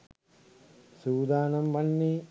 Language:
Sinhala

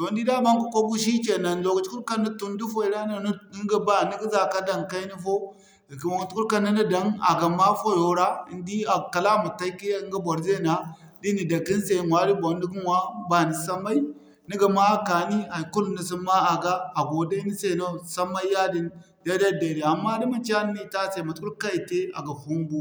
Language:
Zarma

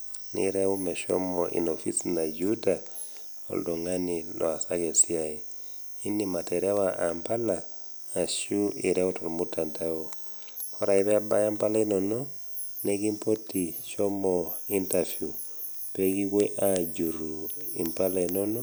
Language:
Masai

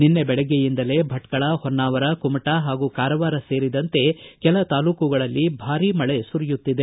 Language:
Kannada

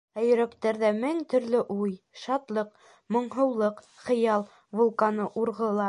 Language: Bashkir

